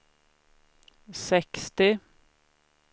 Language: Swedish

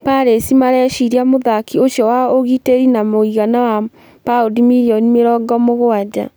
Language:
Kikuyu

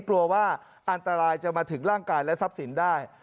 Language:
Thai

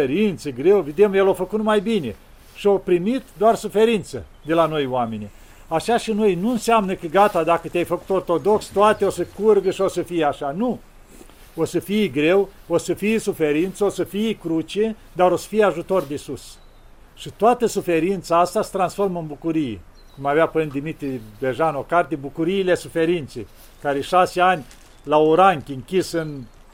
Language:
Romanian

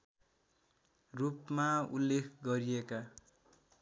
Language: Nepali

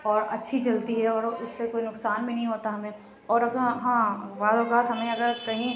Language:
Urdu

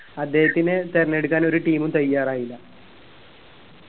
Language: Malayalam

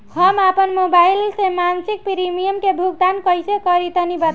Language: Bhojpuri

